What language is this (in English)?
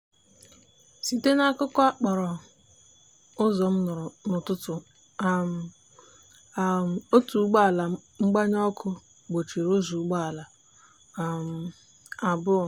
Igbo